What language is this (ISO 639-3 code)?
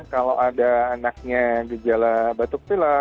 ind